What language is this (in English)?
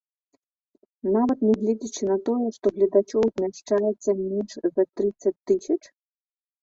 Belarusian